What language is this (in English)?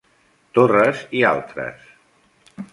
Catalan